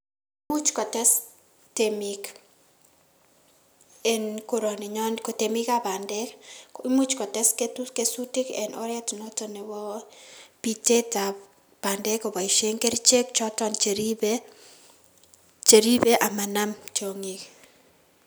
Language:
Kalenjin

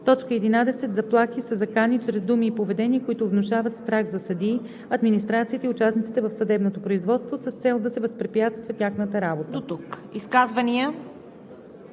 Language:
Bulgarian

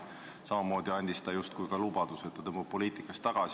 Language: Estonian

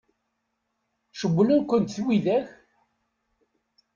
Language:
Kabyle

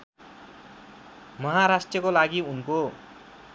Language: Nepali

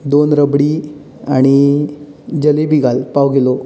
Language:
Konkani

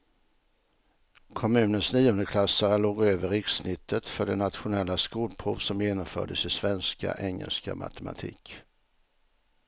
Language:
Swedish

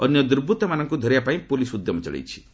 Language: Odia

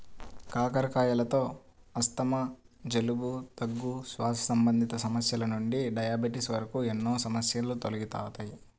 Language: Telugu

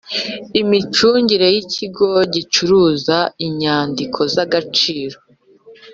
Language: Kinyarwanda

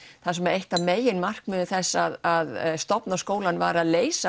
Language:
Icelandic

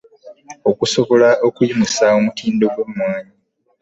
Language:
Ganda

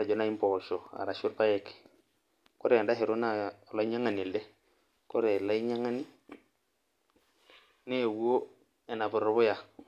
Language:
Masai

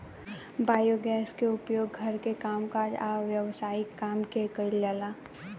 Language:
Bhojpuri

